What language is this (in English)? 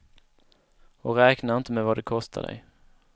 Swedish